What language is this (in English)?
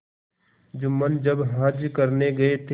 Hindi